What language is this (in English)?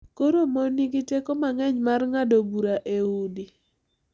Luo (Kenya and Tanzania)